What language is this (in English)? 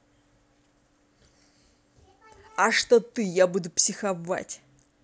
Russian